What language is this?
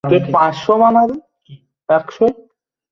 Bangla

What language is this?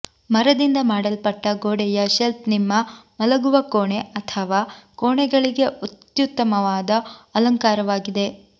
Kannada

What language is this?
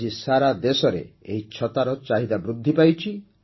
Odia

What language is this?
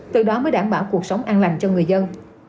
Vietnamese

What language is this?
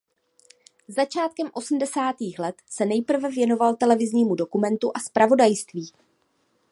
Czech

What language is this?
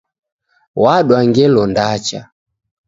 Taita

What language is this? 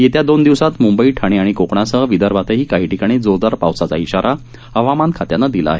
Marathi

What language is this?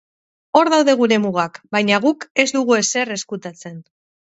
Basque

